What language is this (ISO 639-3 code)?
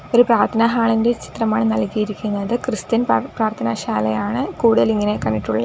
mal